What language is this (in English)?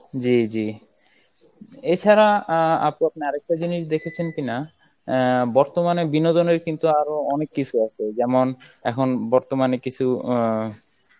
Bangla